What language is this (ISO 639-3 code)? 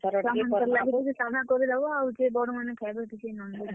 ori